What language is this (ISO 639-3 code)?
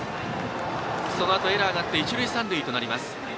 jpn